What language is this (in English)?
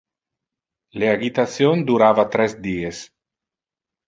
Interlingua